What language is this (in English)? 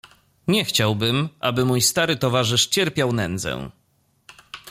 Polish